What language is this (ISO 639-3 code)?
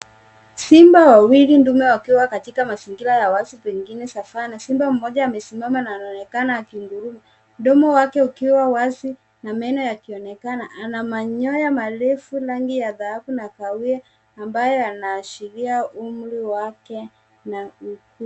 swa